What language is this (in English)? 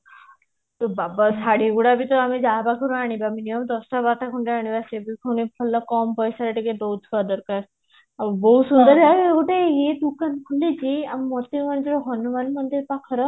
Odia